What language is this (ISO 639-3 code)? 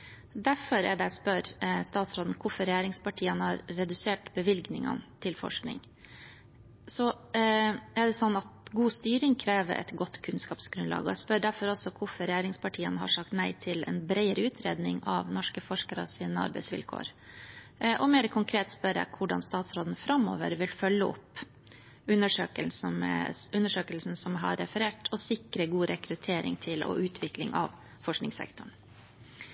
nob